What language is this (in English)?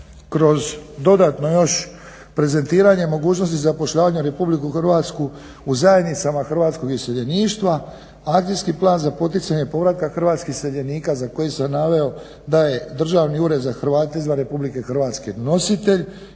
Croatian